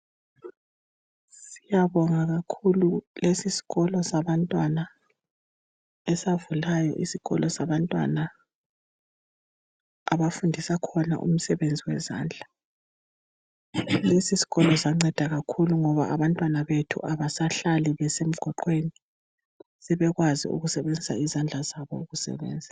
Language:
North Ndebele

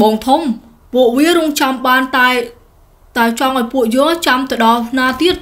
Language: Vietnamese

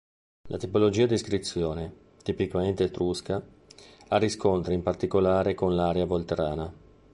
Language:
Italian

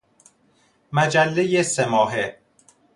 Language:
Persian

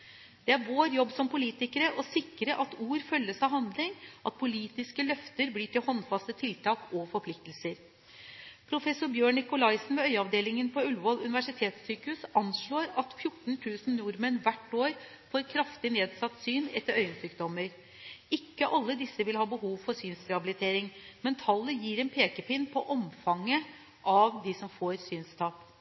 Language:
Norwegian Bokmål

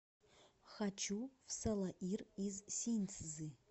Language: Russian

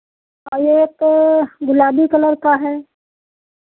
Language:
Hindi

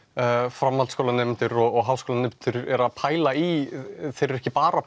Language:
Icelandic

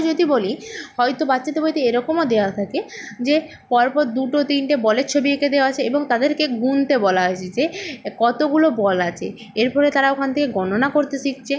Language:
Bangla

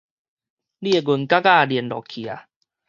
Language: Min Nan Chinese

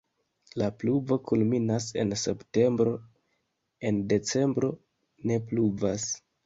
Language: Esperanto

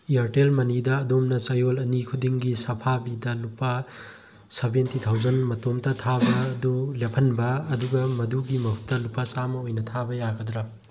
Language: Manipuri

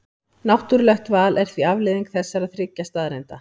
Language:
Icelandic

